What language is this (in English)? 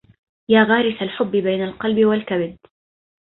Arabic